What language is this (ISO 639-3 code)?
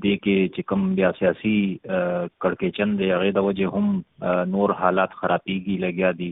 urd